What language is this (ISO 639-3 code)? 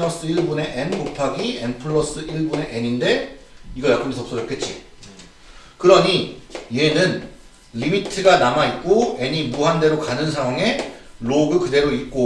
kor